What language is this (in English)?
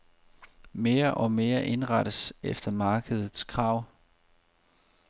Danish